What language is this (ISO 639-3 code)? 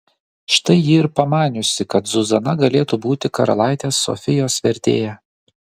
lit